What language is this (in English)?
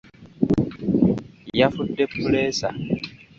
Ganda